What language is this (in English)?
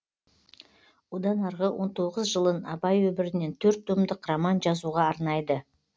Kazakh